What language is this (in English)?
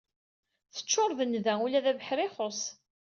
Kabyle